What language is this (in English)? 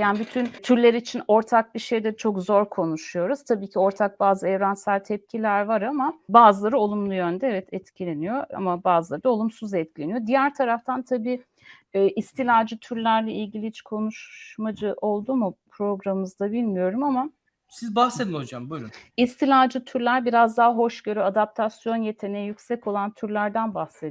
Turkish